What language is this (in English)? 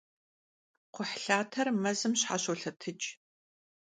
Kabardian